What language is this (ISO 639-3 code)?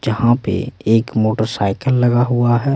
hin